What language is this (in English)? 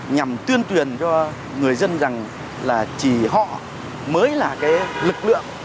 Vietnamese